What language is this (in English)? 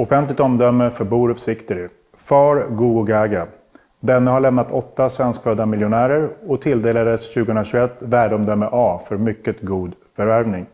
Swedish